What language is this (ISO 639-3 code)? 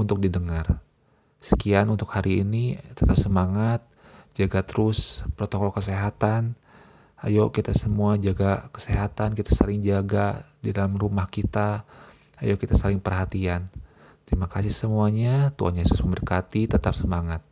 ind